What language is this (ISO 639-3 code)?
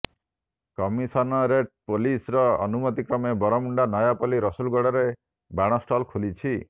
ori